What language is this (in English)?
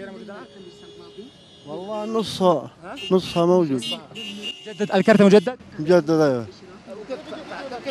Arabic